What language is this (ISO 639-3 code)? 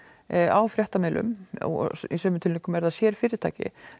isl